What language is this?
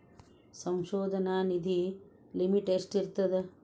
Kannada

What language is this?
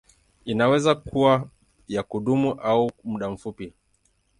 Swahili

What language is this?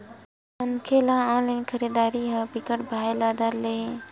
Chhattisgarhi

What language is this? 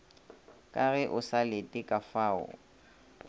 Northern Sotho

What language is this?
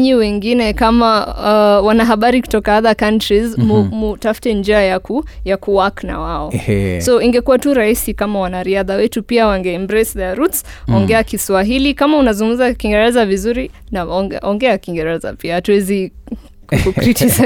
Swahili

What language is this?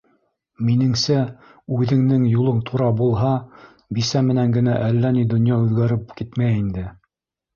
Bashkir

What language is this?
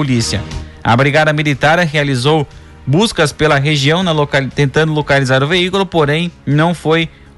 Portuguese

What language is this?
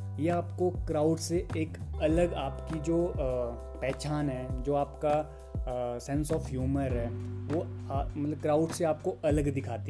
Hindi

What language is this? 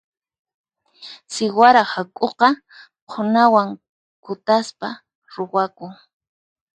Puno Quechua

